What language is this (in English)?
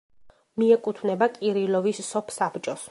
Georgian